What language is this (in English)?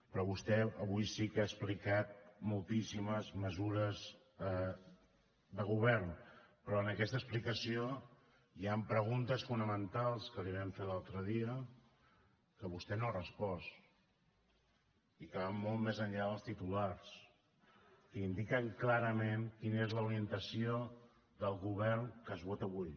Catalan